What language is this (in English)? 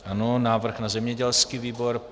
Czech